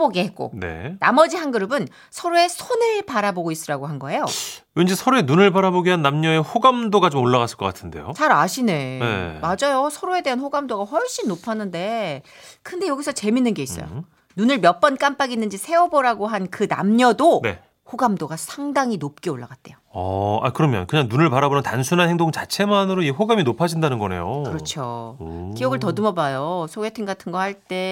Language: Korean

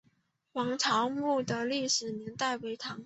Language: Chinese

